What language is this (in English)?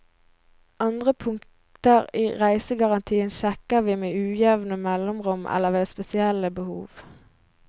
Norwegian